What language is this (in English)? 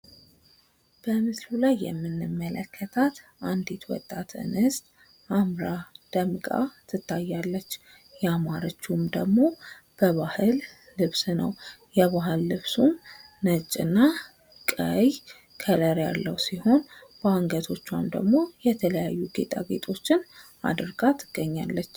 Amharic